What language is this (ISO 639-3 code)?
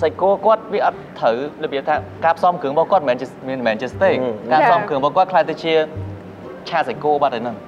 tha